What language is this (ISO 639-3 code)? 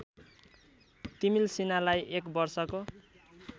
nep